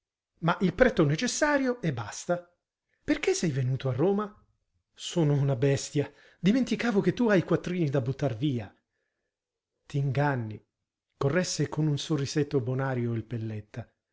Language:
Italian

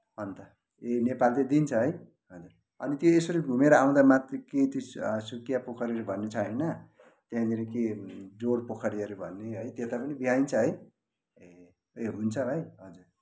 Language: Nepali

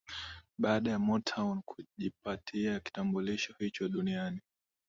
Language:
Swahili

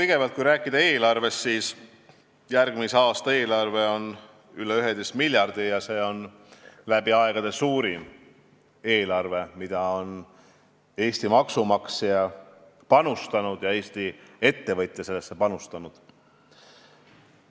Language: Estonian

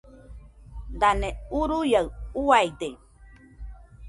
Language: Nüpode Huitoto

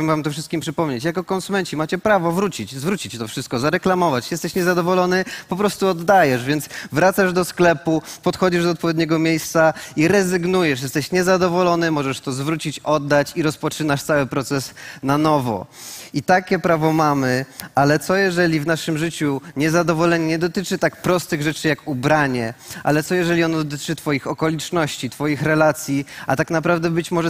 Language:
Polish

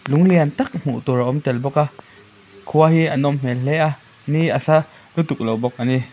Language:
Mizo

